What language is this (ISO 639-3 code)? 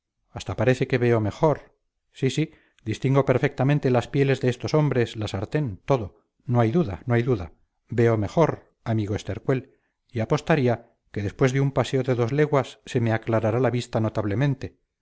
spa